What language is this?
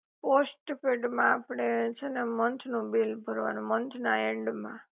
Gujarati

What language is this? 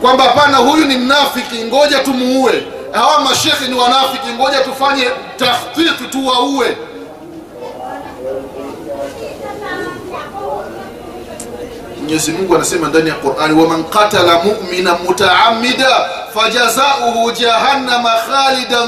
Swahili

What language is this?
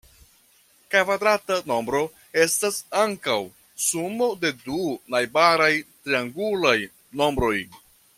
Esperanto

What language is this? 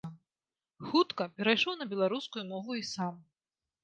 Belarusian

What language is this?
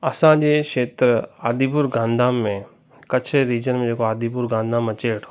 Sindhi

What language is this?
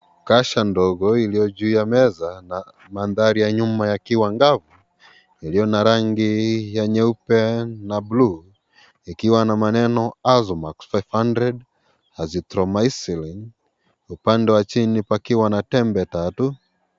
Swahili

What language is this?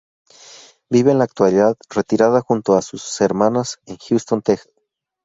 Spanish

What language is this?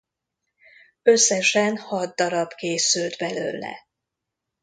Hungarian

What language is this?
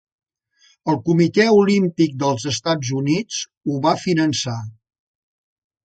Catalan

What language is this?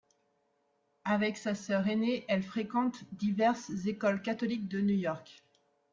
French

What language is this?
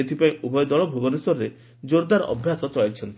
Odia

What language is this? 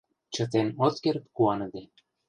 Mari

